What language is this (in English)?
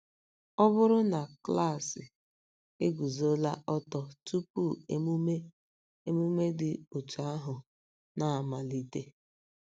Igbo